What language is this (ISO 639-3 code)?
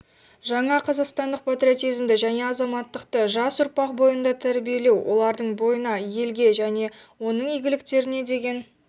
kaz